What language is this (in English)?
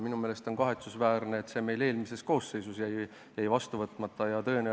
Estonian